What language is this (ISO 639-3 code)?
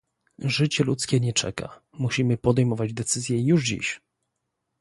pol